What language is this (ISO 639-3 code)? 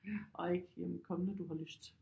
dan